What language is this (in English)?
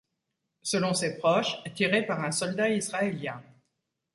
French